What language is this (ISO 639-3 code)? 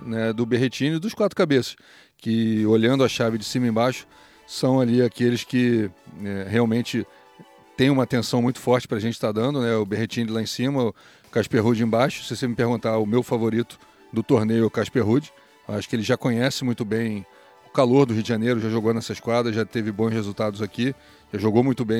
por